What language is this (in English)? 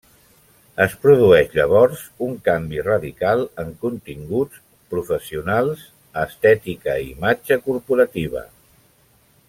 Catalan